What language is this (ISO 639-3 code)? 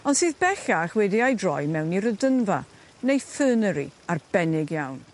cym